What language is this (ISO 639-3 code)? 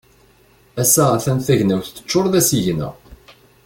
kab